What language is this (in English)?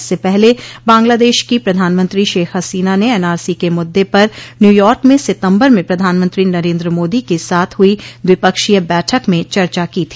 Hindi